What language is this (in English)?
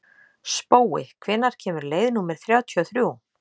Icelandic